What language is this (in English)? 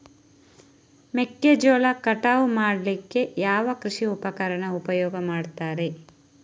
Kannada